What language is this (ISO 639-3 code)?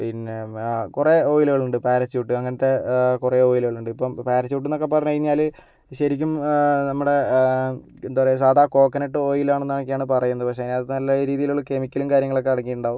mal